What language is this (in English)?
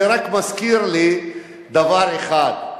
Hebrew